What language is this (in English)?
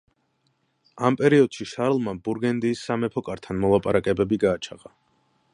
Georgian